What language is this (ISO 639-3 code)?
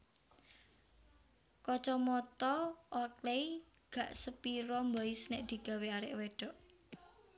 jav